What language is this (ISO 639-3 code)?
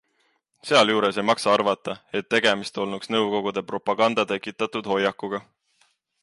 est